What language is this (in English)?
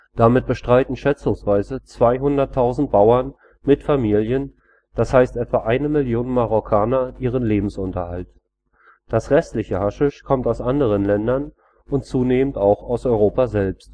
German